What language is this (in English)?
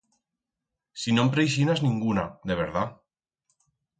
Aragonese